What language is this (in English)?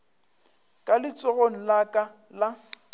Northern Sotho